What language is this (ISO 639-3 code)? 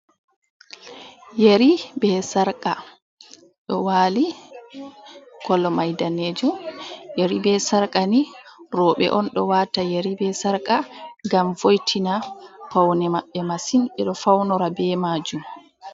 ful